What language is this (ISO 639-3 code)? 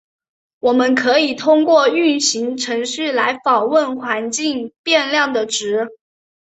zho